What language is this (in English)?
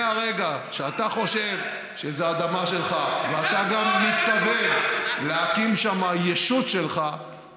Hebrew